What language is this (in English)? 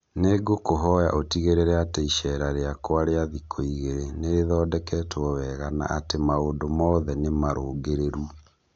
Kikuyu